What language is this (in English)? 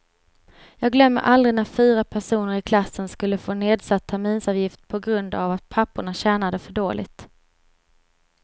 Swedish